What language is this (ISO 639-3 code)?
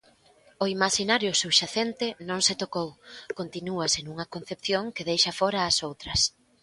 glg